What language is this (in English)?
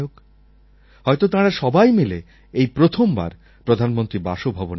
Bangla